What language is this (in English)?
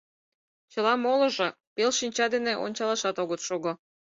Mari